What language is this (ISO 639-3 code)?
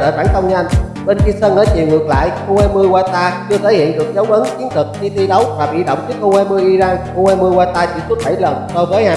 vie